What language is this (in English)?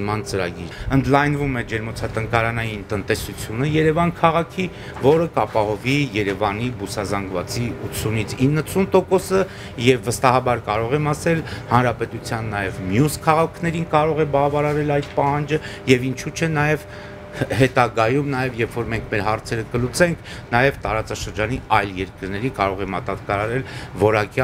Romanian